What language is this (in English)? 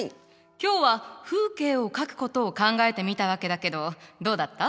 Japanese